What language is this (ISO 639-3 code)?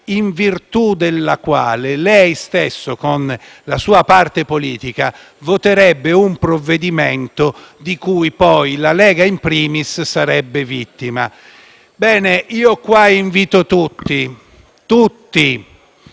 ita